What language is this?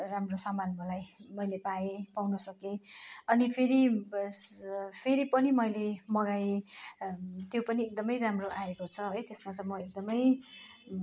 Nepali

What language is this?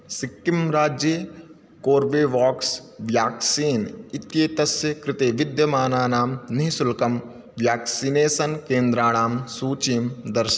Sanskrit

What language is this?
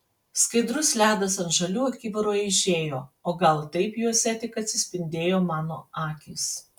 Lithuanian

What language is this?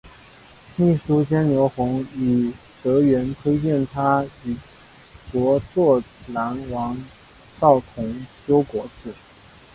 Chinese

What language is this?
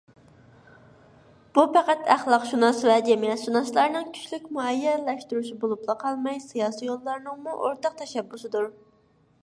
Uyghur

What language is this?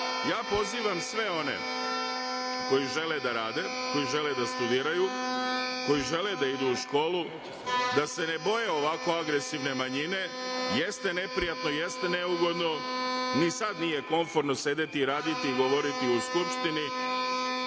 Serbian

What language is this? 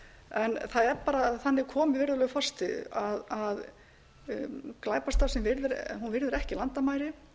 Icelandic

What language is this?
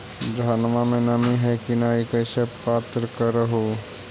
Magahi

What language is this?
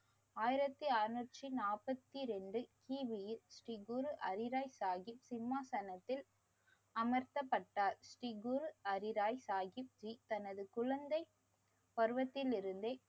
Tamil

